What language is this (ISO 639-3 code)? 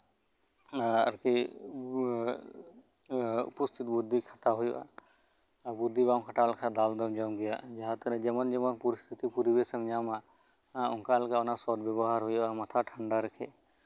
sat